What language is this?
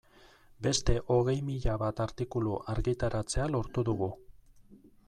Basque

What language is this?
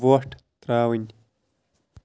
Kashmiri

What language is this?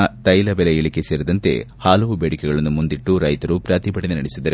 Kannada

